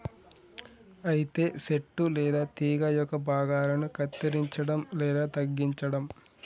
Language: Telugu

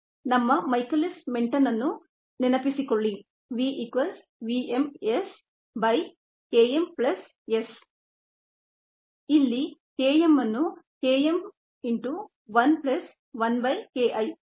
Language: Kannada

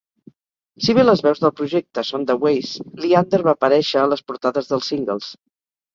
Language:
Catalan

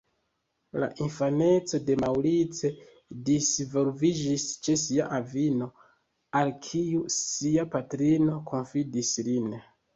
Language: Esperanto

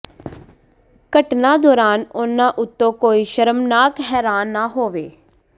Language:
Punjabi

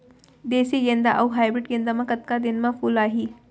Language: Chhattisgarhi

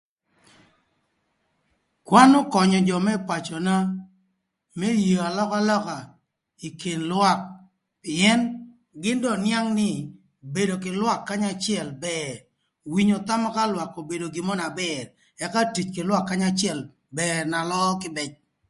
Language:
Thur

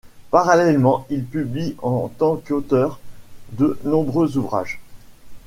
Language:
French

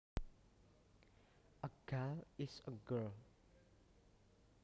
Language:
Javanese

